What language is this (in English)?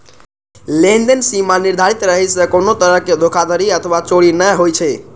Maithili